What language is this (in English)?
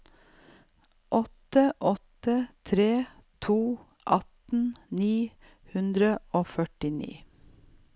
Norwegian